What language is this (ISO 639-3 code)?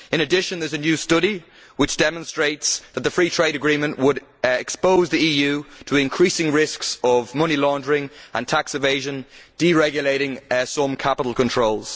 eng